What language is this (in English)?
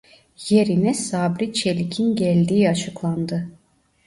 Turkish